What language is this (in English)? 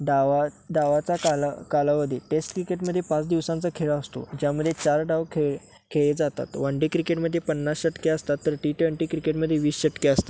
Marathi